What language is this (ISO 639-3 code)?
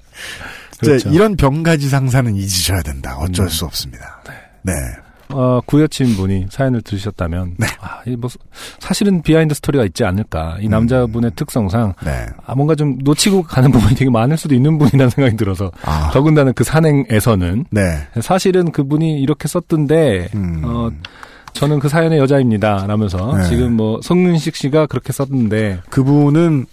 kor